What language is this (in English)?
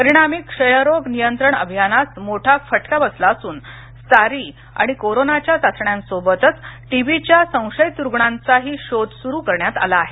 Marathi